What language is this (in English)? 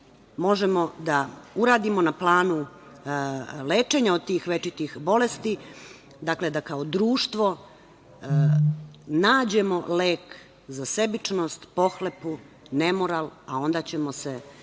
Serbian